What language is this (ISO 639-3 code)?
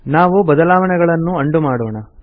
kan